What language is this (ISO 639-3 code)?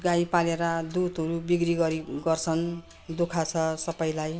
nep